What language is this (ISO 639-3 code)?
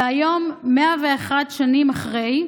heb